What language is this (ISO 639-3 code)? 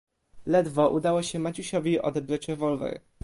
pol